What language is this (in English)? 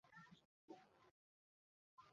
Bangla